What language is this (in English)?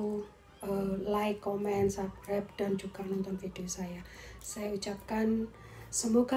Indonesian